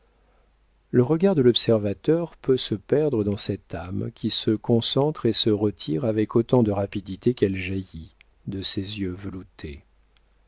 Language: French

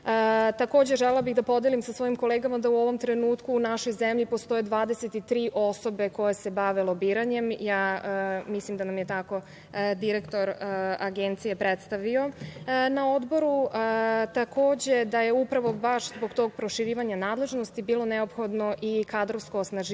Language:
Serbian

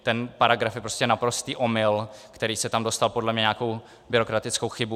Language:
Czech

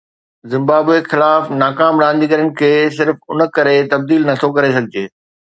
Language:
Sindhi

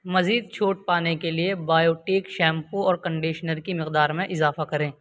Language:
Urdu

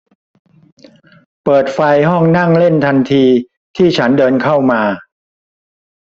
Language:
Thai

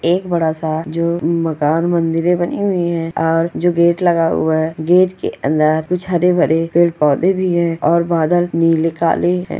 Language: Magahi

